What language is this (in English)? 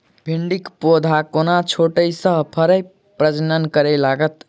Maithili